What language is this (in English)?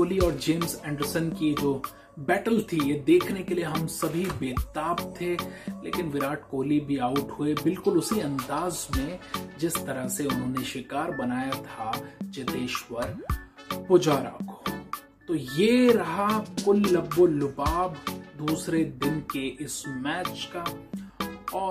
Hindi